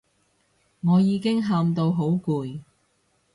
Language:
Cantonese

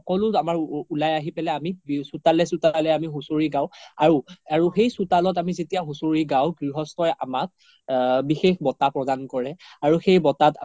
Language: Assamese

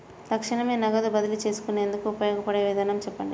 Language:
Telugu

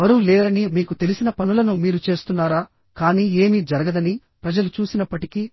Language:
Telugu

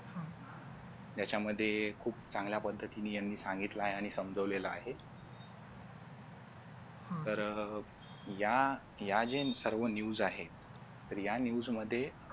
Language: Marathi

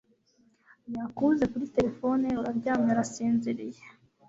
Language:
Kinyarwanda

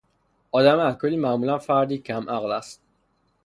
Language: Persian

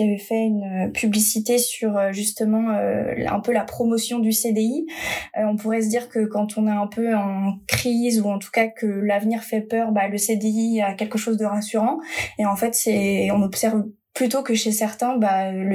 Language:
French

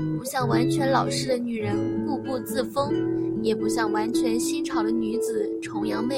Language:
Chinese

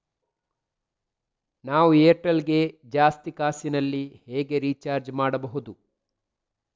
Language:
Kannada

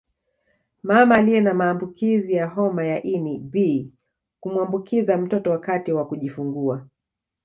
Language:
Swahili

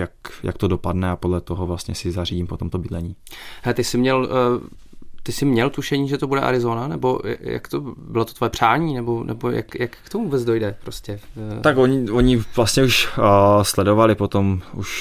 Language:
Czech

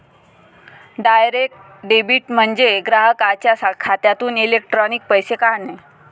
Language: Marathi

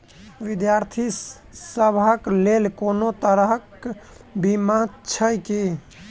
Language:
Maithili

